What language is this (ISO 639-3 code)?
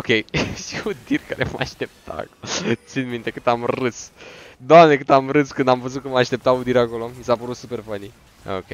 ron